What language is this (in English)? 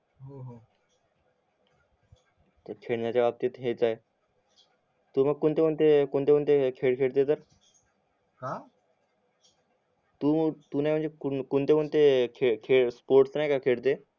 Marathi